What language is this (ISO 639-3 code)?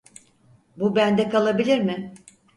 tur